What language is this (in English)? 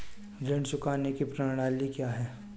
Hindi